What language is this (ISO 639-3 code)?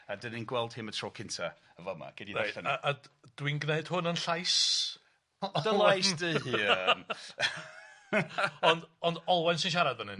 cym